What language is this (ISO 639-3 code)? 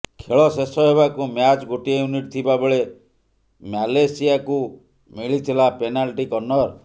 ori